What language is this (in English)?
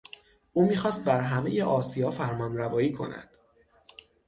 Persian